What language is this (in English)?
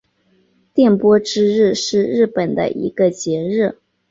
Chinese